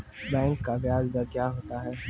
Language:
Maithili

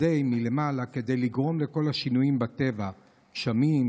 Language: Hebrew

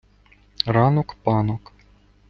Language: Ukrainian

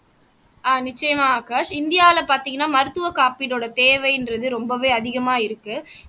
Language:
Tamil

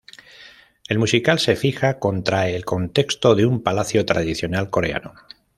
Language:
Spanish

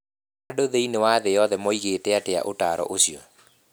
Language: Kikuyu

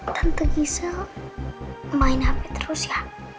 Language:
Indonesian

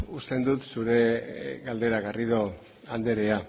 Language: Basque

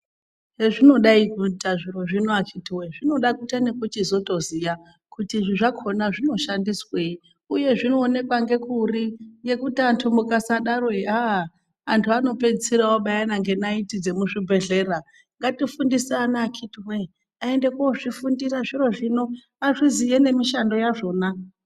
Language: Ndau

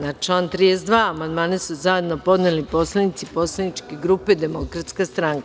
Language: Serbian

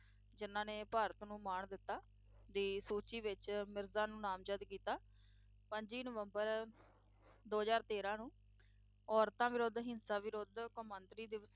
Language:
Punjabi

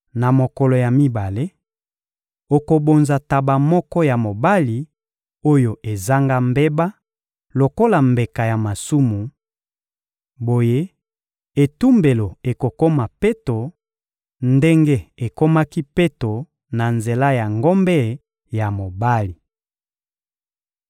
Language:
Lingala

